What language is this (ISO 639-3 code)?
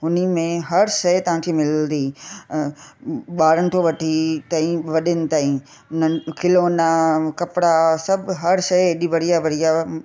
snd